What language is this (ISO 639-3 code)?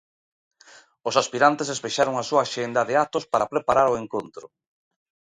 glg